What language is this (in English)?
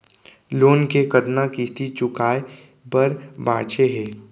Chhattisgarhi